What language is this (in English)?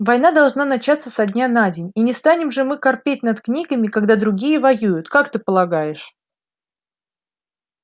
Russian